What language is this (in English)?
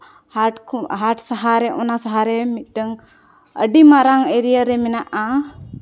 Santali